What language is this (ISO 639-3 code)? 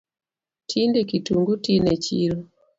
luo